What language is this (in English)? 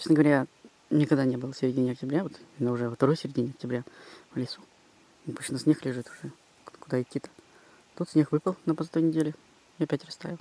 Russian